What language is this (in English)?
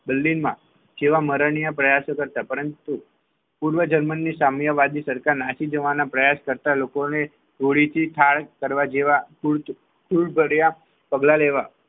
Gujarati